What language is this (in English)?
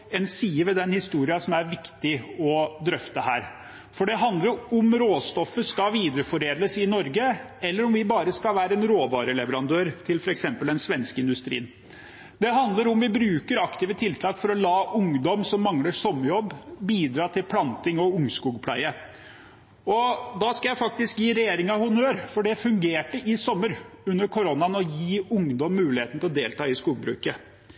Norwegian Bokmål